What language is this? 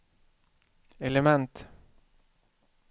Swedish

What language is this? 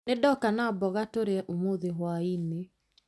Kikuyu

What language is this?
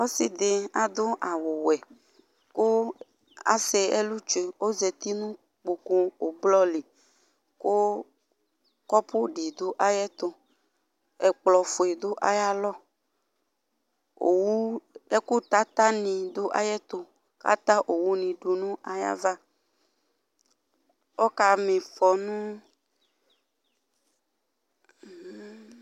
Ikposo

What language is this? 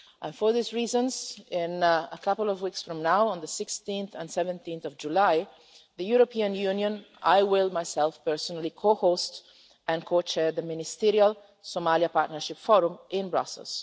English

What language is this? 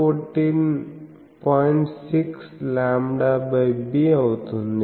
Telugu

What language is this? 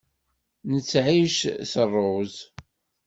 Kabyle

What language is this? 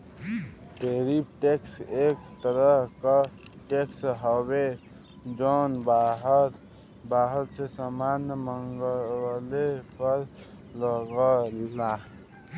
Bhojpuri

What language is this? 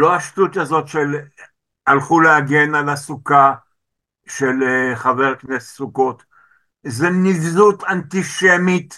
Hebrew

